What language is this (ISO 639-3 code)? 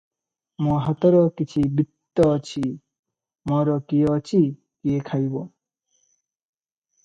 ori